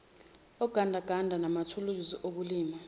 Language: Zulu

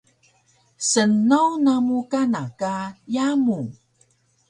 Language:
Taroko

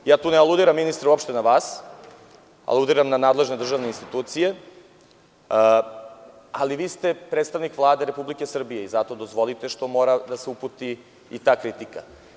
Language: Serbian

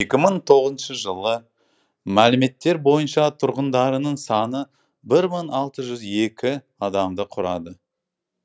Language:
Kazakh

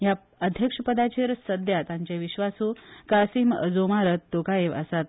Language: Konkani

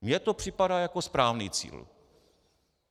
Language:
Czech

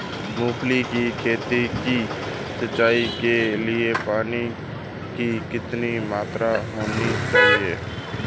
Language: Hindi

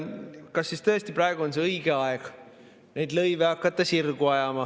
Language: Estonian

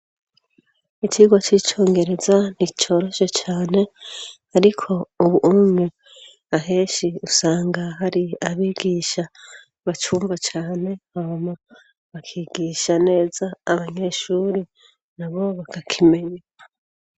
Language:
Rundi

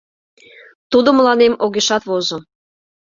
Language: Mari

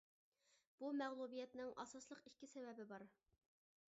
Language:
Uyghur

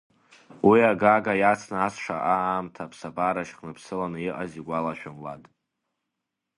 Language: Abkhazian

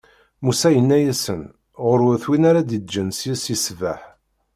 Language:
Kabyle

